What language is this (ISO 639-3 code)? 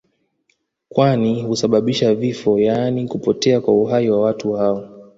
swa